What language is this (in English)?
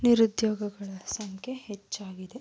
Kannada